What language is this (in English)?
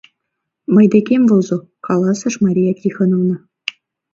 Mari